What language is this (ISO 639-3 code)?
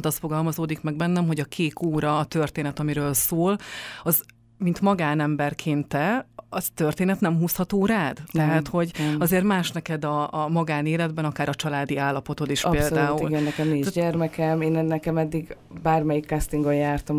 hun